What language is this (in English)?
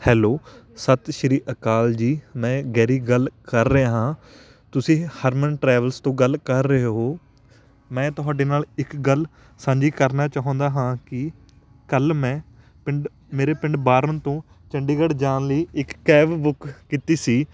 Punjabi